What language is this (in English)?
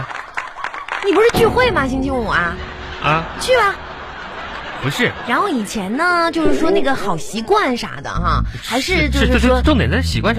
Chinese